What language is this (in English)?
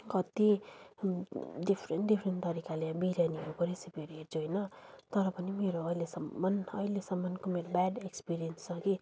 Nepali